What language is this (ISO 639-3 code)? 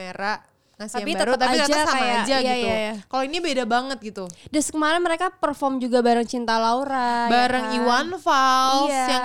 ind